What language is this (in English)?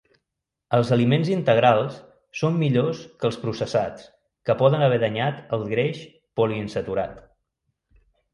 Catalan